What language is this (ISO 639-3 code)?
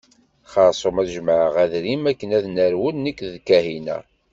kab